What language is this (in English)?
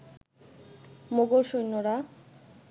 Bangla